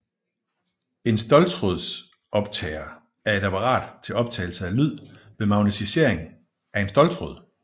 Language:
Danish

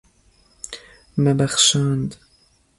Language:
Kurdish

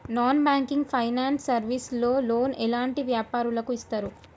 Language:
Telugu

